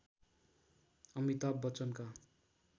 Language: Nepali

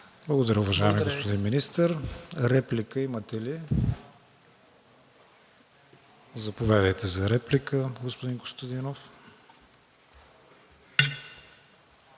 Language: Bulgarian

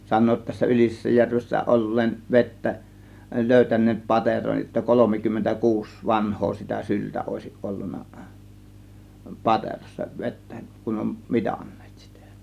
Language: Finnish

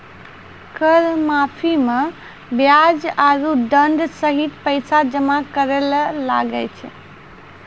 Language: Maithili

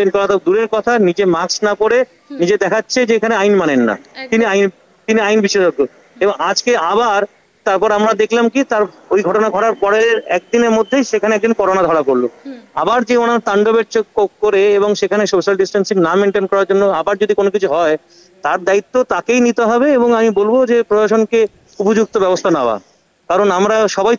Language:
Hindi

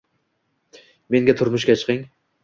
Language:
Uzbek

